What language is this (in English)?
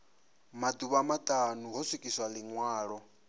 Venda